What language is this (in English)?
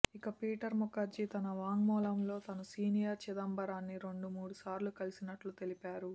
Telugu